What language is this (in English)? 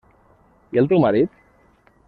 Catalan